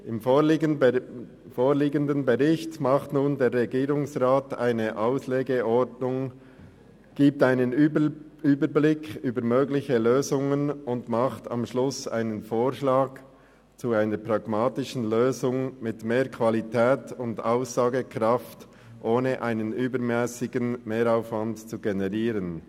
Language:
Swiss German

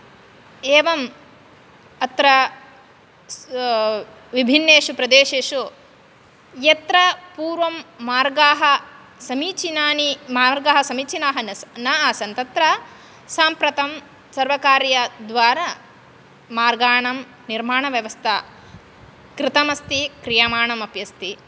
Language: Sanskrit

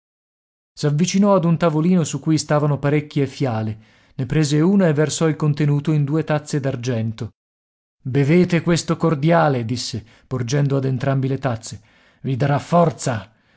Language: Italian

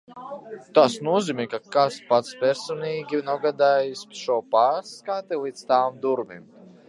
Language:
Latvian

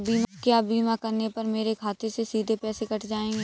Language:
Hindi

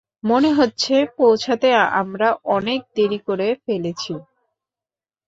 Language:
Bangla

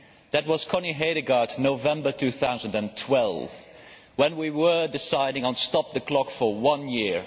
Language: English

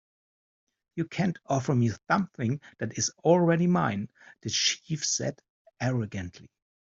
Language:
English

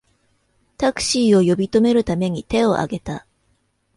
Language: Japanese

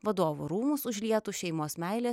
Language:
Lithuanian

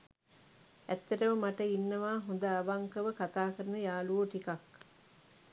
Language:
Sinhala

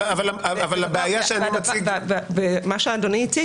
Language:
Hebrew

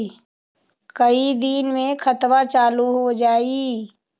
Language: Magahi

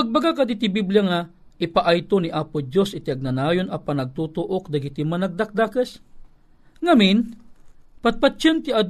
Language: Filipino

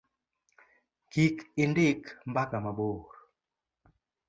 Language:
Luo (Kenya and Tanzania)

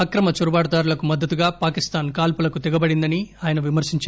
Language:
Telugu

